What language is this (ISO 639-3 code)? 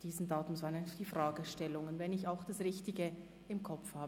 gsw